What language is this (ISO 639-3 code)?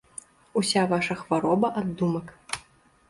bel